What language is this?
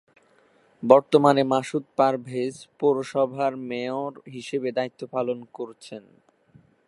Bangla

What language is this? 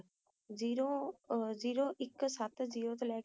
Punjabi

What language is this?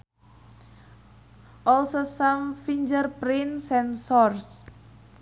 Sundanese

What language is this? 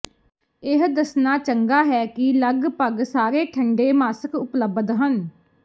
Punjabi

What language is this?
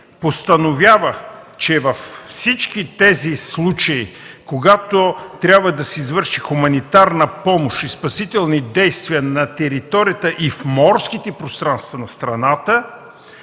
Bulgarian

